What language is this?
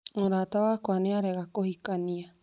Kikuyu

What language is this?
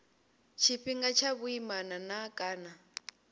Venda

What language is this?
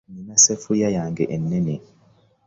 Ganda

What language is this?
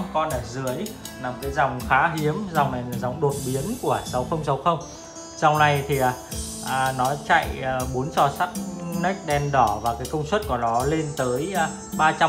Vietnamese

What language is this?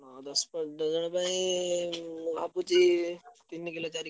Odia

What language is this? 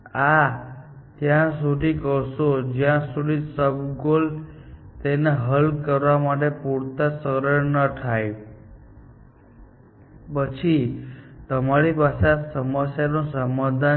Gujarati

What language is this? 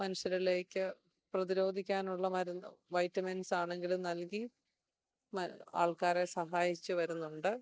Malayalam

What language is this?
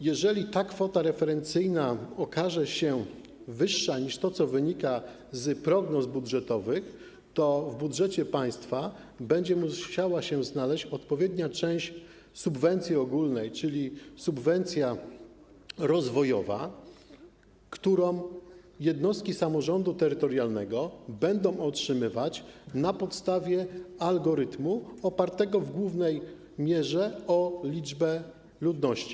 Polish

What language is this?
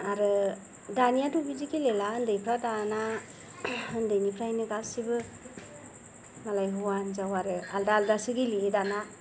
Bodo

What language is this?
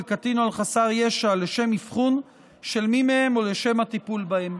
Hebrew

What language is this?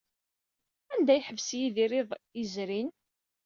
Kabyle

